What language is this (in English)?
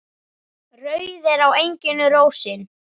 Icelandic